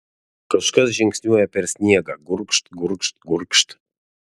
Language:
Lithuanian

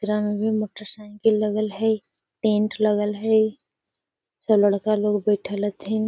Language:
Magahi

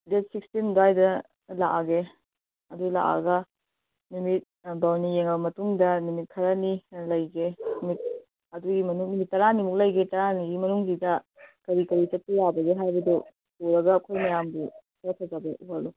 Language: Manipuri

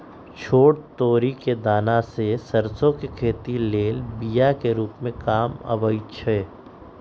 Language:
Magahi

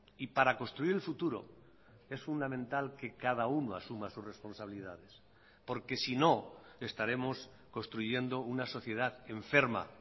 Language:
Spanish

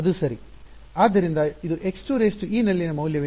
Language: Kannada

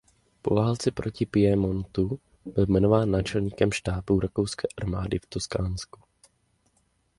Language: Czech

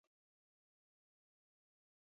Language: Chinese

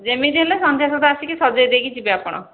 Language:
Odia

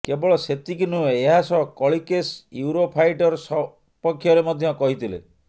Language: Odia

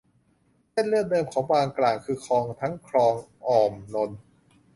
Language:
Thai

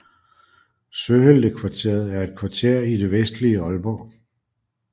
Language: Danish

